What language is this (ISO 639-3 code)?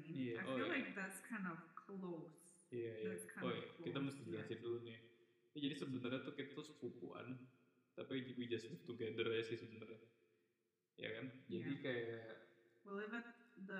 ind